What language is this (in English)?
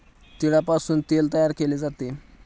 Marathi